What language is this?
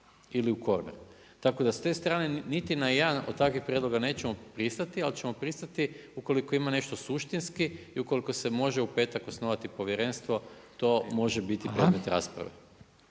Croatian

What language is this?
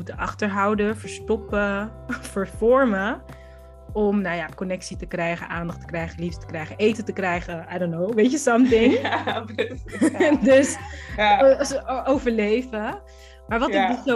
Dutch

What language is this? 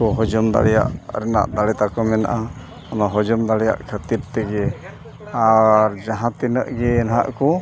Santali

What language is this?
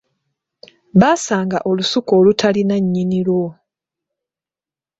Ganda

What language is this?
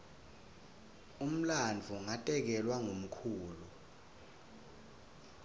Swati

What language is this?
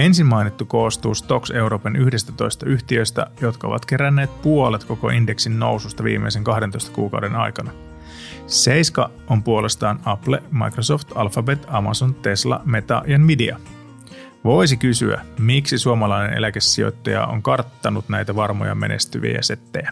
Finnish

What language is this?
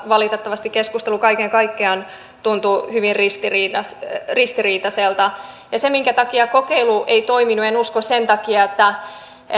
Finnish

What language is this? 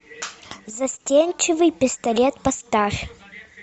Russian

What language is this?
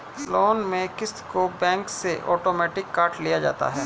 Hindi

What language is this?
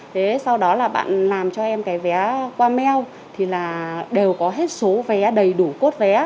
Vietnamese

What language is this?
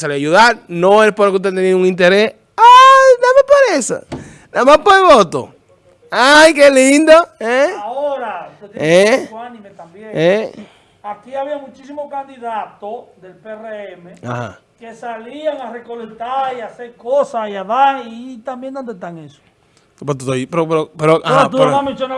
Spanish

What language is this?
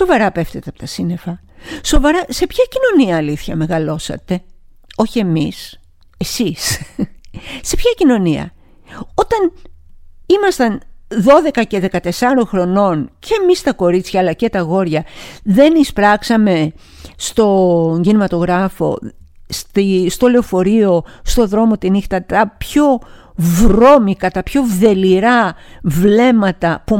Greek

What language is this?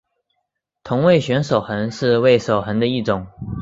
Chinese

